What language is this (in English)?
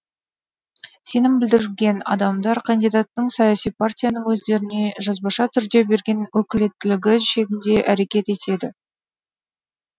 Kazakh